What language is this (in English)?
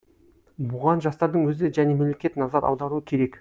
Kazakh